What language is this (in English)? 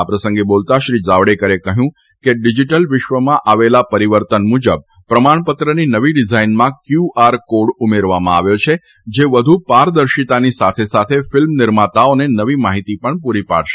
Gujarati